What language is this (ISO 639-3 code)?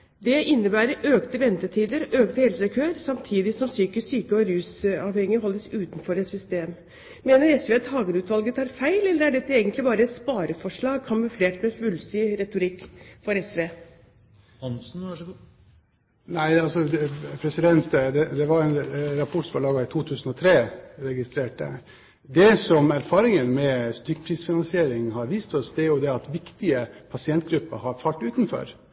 nob